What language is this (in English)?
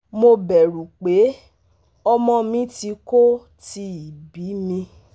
Yoruba